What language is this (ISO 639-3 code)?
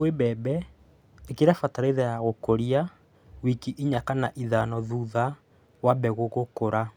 kik